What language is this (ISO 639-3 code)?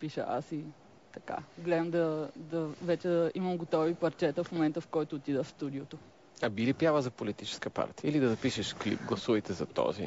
bul